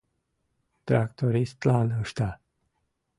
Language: Mari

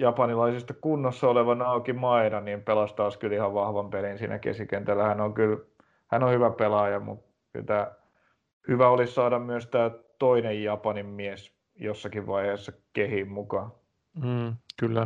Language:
Finnish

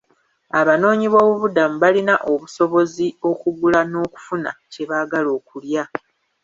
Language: Ganda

